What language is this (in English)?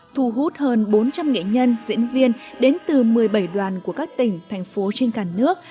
Vietnamese